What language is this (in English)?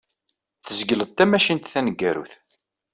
Kabyle